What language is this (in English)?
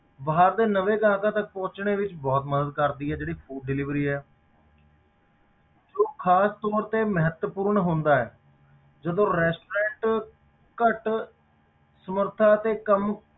Punjabi